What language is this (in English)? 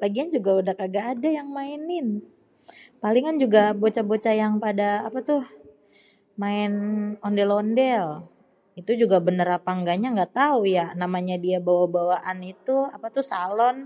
Betawi